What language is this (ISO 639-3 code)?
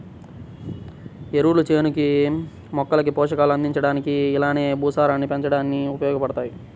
tel